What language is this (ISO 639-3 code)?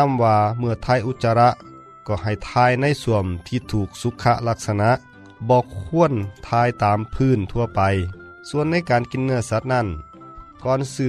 tha